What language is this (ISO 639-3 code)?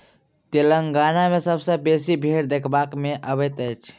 mai